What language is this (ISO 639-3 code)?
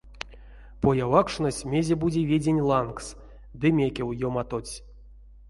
myv